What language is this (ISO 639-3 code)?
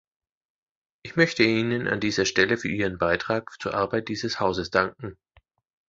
deu